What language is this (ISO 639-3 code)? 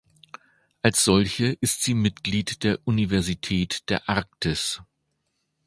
deu